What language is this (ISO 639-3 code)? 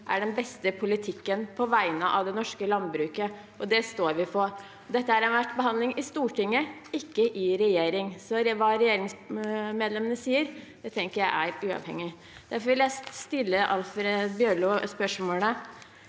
nor